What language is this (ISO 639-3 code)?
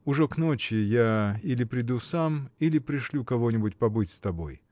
rus